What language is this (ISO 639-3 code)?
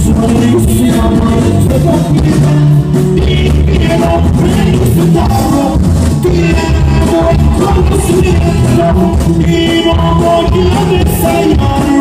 ukr